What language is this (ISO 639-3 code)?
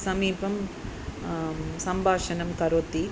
san